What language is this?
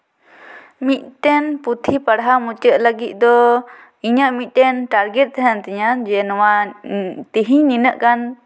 Santali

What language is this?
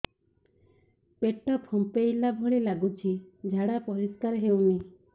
Odia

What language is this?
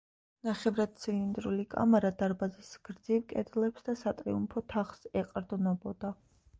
Georgian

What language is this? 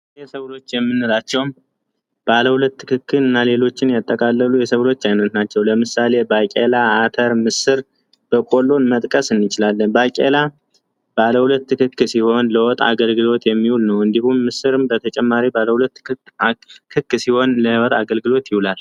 Amharic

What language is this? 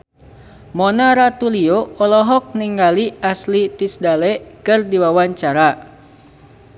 Sundanese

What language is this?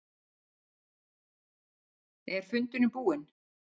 Icelandic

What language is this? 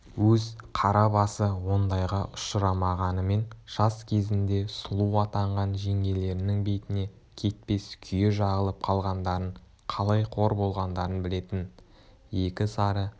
Kazakh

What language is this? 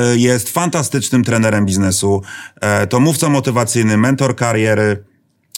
Polish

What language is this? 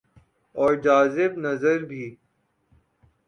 Urdu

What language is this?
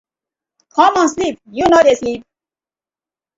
Nigerian Pidgin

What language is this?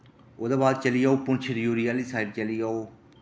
Dogri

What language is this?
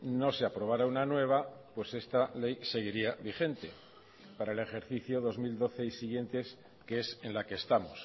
Spanish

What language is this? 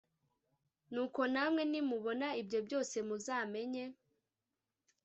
Kinyarwanda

